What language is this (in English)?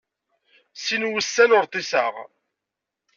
Kabyle